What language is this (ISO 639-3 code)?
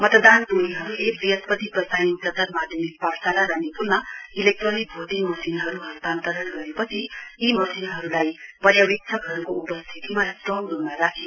nep